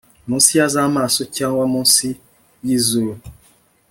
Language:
Kinyarwanda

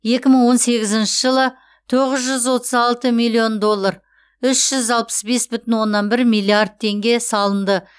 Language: Kazakh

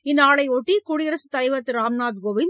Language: Tamil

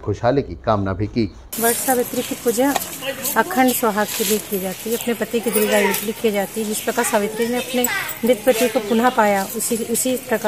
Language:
Hindi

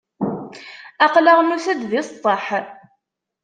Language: Kabyle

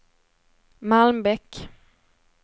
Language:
Swedish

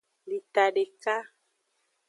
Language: Aja (Benin)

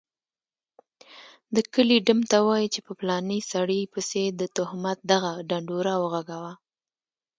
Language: Pashto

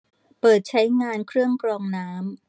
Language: Thai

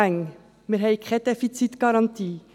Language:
Swiss German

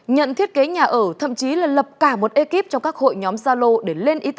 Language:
Vietnamese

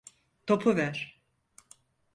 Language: Turkish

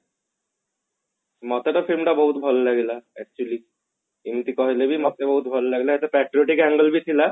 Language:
Odia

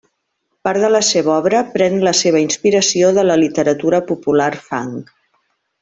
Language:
Catalan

